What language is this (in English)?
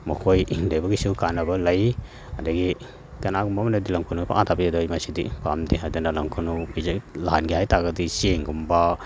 Manipuri